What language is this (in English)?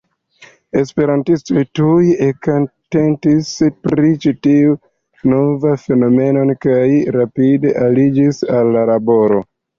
Esperanto